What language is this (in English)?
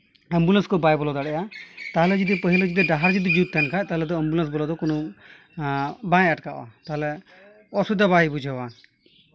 Santali